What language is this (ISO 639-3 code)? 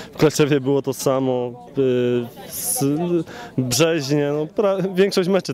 pol